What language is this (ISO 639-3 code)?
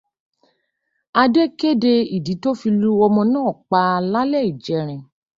yor